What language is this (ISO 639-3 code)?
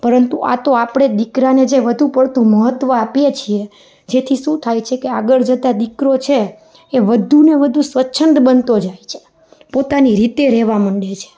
guj